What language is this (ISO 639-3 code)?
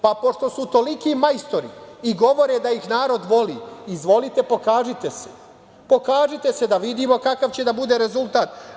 srp